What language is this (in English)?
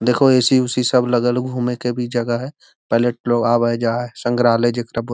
Magahi